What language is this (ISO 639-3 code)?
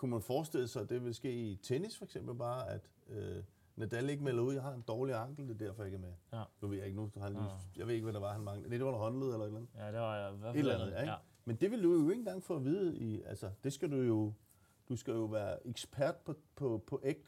dan